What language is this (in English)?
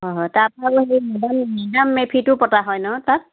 Assamese